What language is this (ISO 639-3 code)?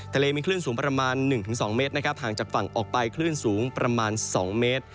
tha